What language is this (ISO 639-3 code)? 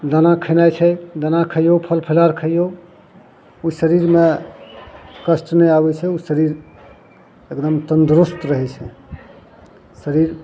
mai